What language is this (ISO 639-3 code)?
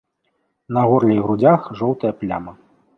bel